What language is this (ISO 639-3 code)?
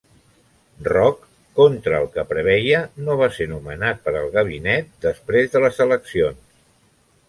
cat